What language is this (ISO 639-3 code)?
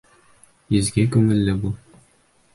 bak